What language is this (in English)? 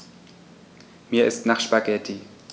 German